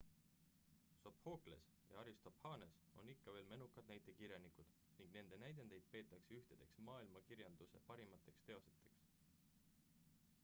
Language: Estonian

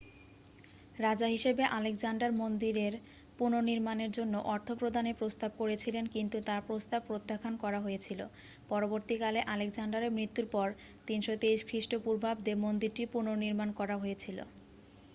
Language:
Bangla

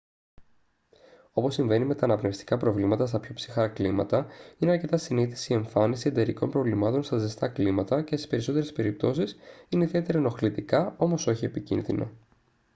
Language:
Greek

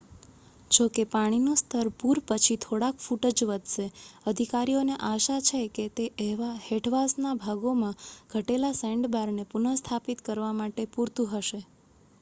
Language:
Gujarati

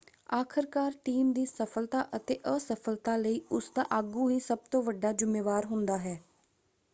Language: Punjabi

